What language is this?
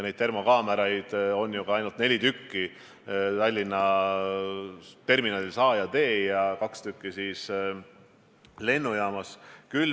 Estonian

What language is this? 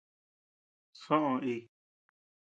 Tepeuxila Cuicatec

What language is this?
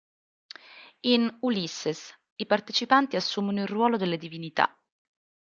Italian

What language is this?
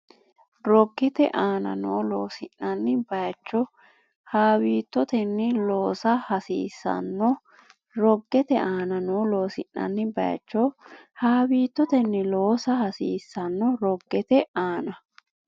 Sidamo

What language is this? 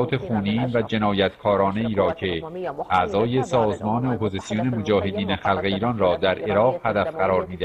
Persian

